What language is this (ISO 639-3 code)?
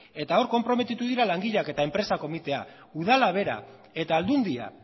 eus